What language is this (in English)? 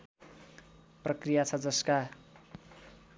Nepali